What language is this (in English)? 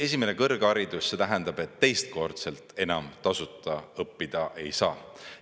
Estonian